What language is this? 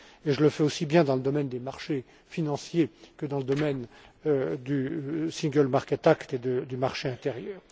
French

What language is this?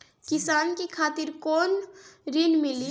Bhojpuri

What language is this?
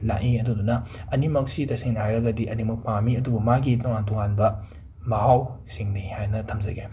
Manipuri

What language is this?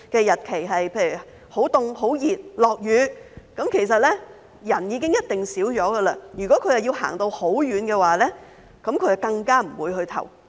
Cantonese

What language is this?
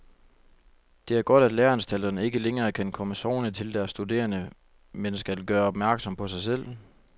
Danish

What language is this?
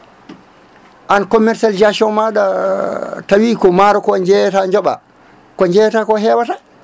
Fula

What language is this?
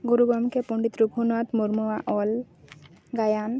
Santali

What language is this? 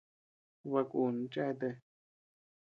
Tepeuxila Cuicatec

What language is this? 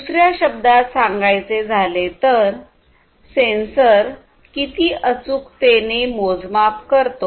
Marathi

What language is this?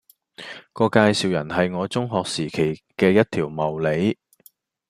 Cantonese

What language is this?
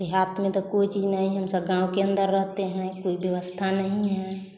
Hindi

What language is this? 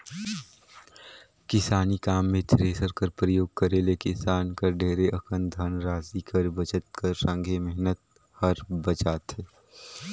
Chhattisgarhi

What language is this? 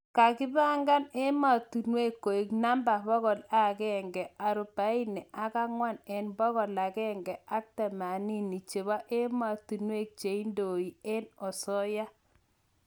Kalenjin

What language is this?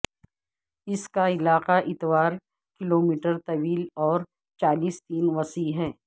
Urdu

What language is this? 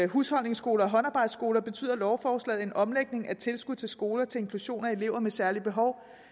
Danish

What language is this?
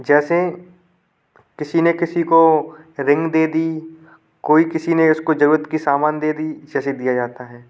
Hindi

